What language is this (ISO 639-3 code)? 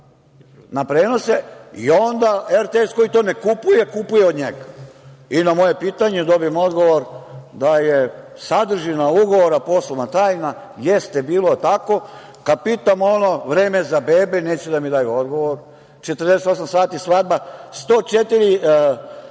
srp